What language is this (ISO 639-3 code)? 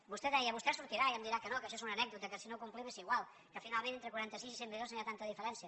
cat